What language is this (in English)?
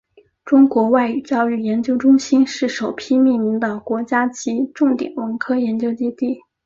Chinese